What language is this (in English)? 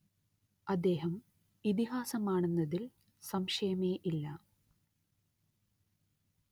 Malayalam